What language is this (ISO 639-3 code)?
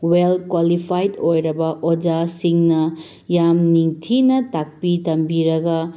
mni